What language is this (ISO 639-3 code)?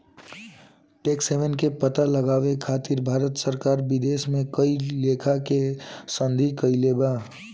bho